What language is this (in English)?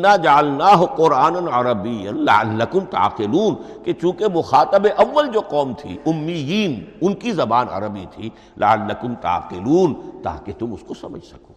Urdu